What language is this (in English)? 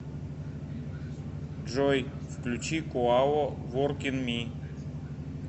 Russian